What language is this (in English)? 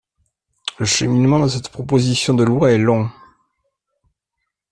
French